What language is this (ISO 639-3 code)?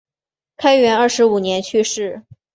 zho